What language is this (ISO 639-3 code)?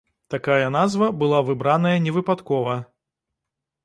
bel